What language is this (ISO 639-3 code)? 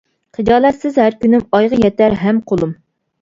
uig